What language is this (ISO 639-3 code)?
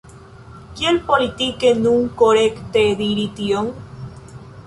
epo